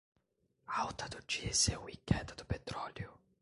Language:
Portuguese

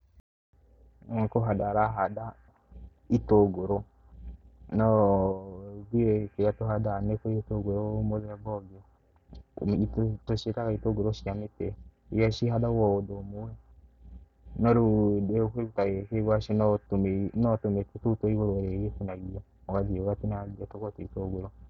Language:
Kikuyu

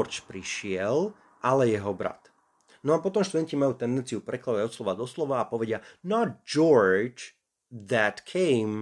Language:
Slovak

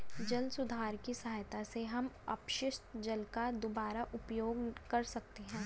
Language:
Hindi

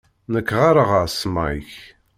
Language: Kabyle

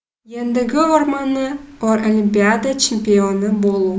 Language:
Kazakh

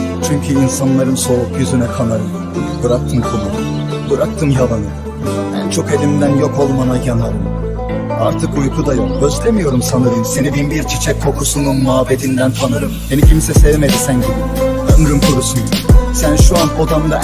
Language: Turkish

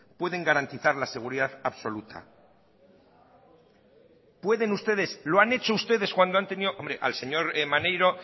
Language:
Spanish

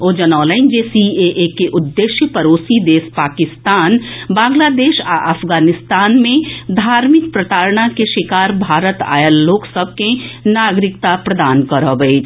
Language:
Maithili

